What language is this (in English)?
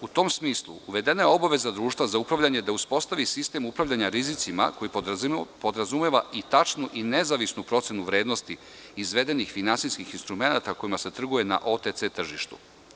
Serbian